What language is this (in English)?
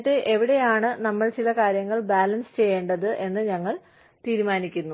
Malayalam